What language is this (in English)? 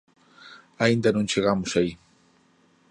Galician